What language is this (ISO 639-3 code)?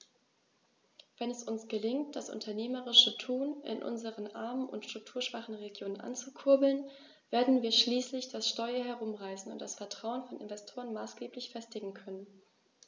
deu